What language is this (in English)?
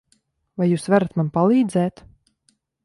Latvian